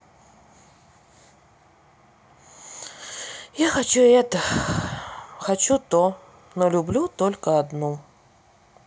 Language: Russian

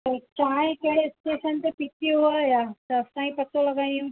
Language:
Sindhi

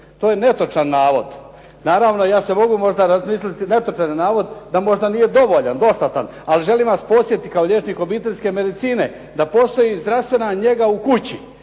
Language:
Croatian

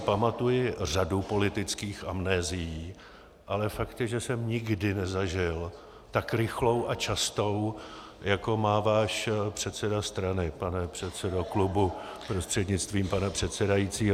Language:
Czech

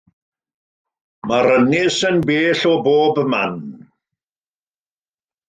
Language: Welsh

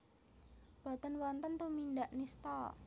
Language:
Javanese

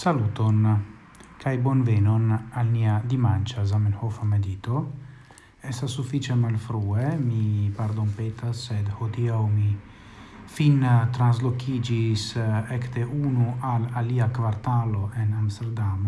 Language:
Italian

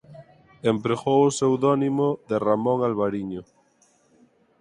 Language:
Galician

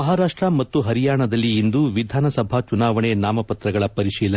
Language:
Kannada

